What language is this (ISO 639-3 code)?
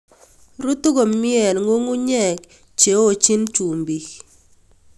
kln